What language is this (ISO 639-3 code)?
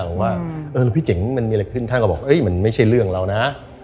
tha